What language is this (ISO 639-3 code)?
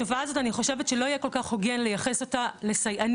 heb